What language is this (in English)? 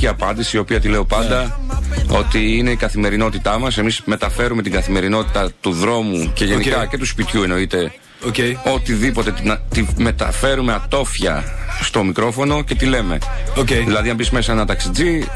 Greek